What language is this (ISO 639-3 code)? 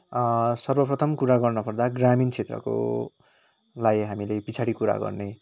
nep